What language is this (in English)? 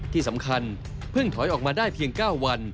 Thai